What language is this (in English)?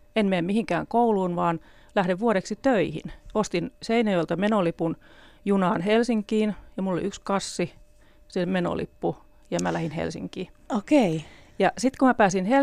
Finnish